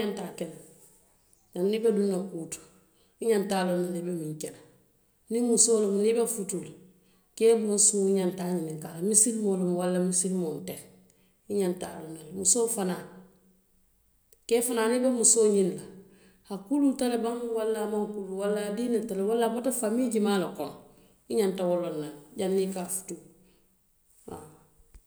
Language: Western Maninkakan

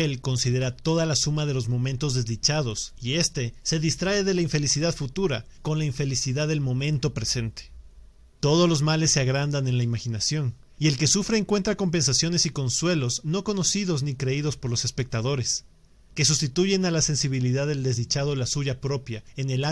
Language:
Spanish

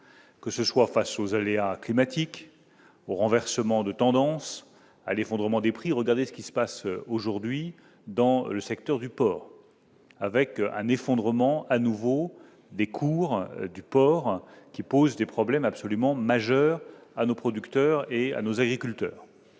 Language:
French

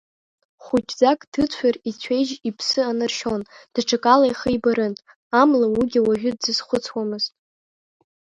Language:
Abkhazian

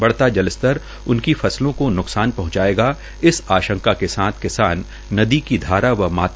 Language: Hindi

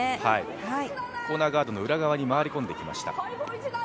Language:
Japanese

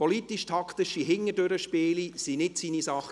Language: Swiss German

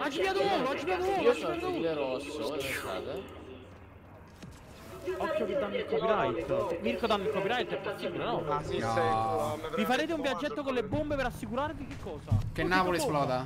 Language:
Italian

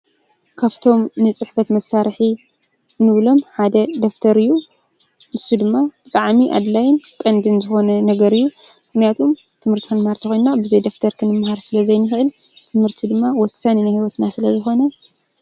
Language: Tigrinya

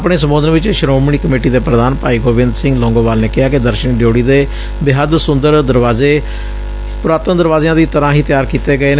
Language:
Punjabi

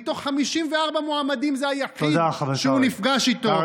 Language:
Hebrew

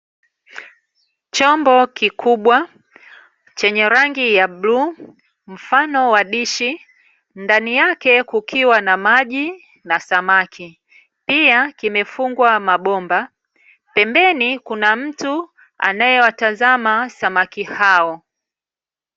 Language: Swahili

